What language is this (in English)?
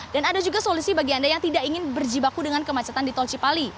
Indonesian